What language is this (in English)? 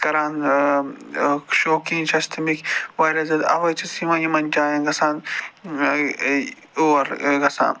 Kashmiri